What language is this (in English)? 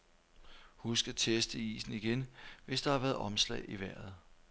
Danish